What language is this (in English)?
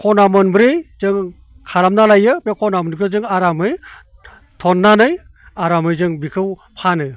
Bodo